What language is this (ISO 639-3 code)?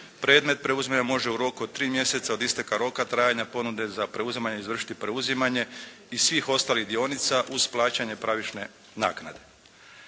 hrv